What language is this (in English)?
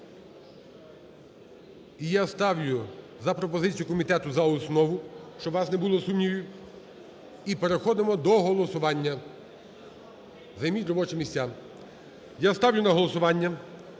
Ukrainian